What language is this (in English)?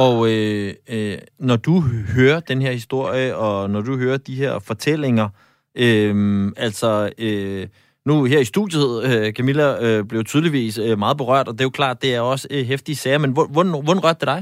Danish